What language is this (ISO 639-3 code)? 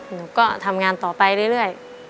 tha